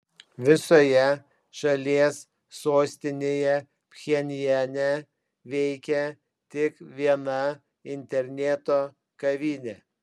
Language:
Lithuanian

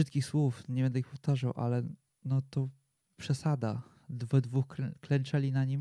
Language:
Polish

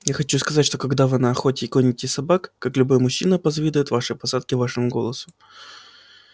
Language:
Russian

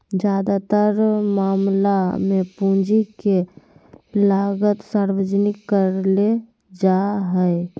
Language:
Magahi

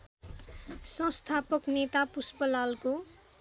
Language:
Nepali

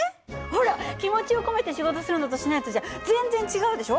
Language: Japanese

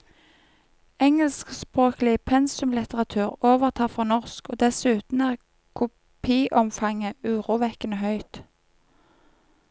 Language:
Norwegian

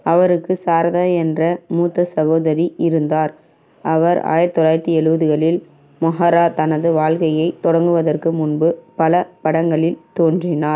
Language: Tamil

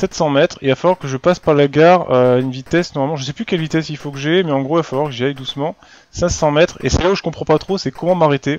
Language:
French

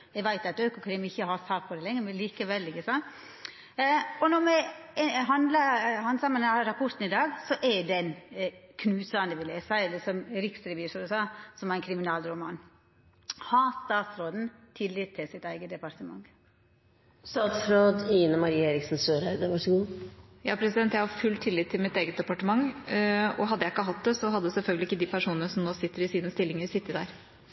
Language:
Norwegian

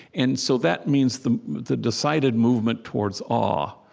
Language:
English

